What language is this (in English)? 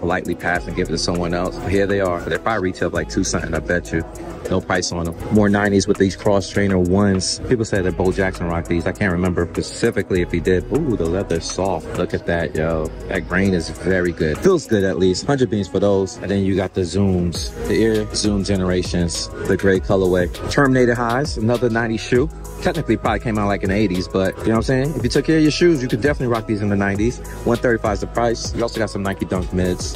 English